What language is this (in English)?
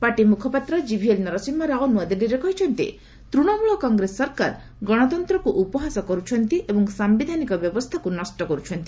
Odia